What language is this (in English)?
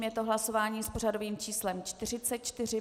Czech